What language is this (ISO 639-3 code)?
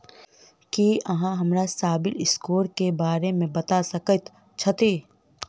mai